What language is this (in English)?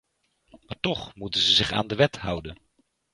Dutch